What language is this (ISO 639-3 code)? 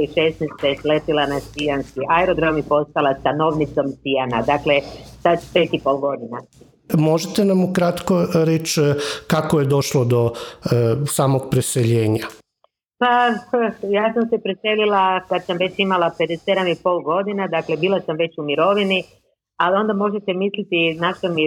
hrv